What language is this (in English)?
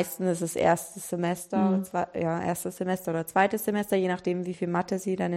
German